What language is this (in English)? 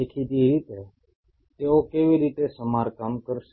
Gujarati